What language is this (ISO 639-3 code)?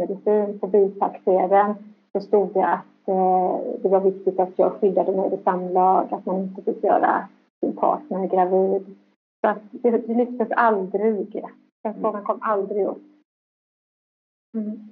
swe